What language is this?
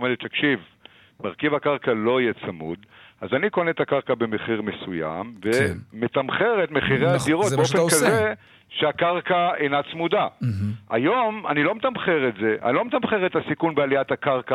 Hebrew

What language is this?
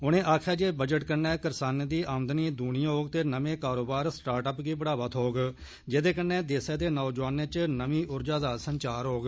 Dogri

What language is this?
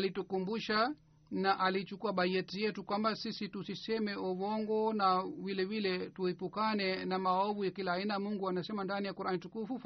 Swahili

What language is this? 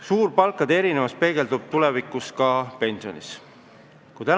Estonian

